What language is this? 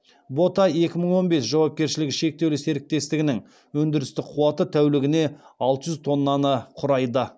Kazakh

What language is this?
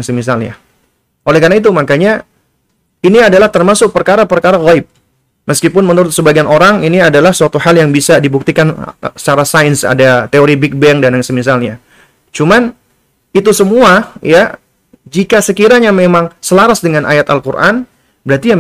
Indonesian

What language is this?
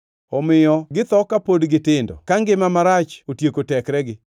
Luo (Kenya and Tanzania)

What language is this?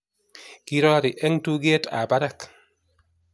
Kalenjin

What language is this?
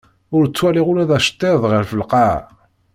Kabyle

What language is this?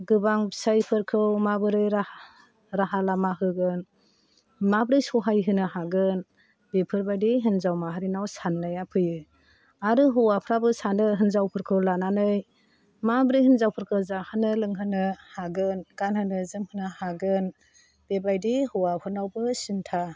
Bodo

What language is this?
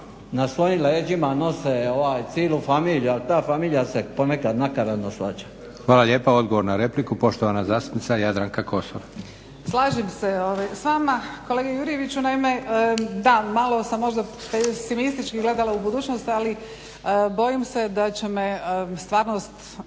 Croatian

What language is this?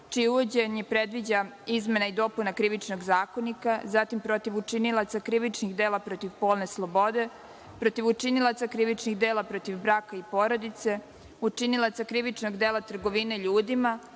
Serbian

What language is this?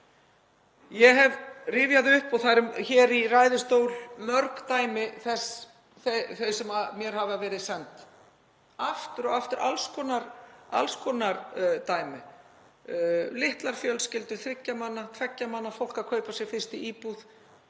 Icelandic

